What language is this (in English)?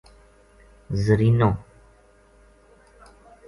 Gujari